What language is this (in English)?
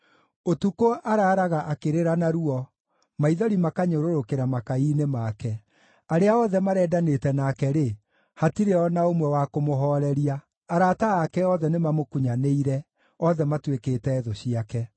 Kikuyu